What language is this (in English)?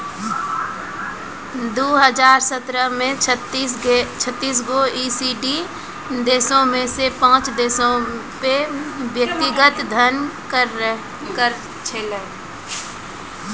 Maithili